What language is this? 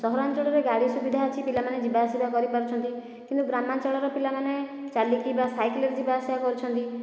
Odia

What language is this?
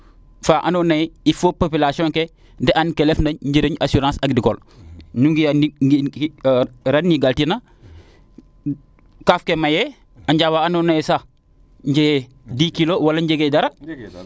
Serer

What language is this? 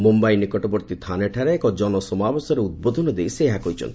Odia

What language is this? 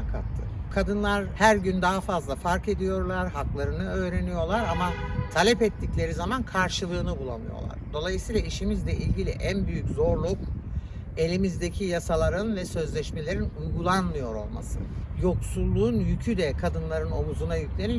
Turkish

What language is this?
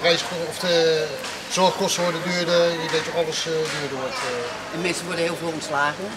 Dutch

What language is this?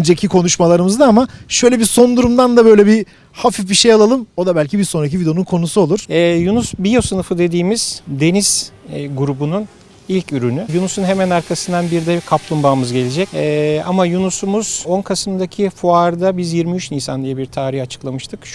Turkish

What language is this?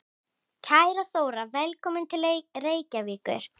Icelandic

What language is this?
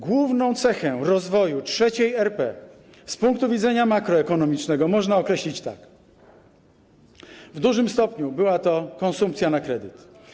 Polish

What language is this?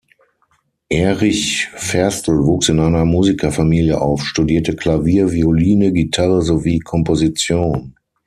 German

